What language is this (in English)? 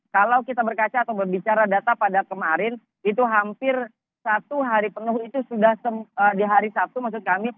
Indonesian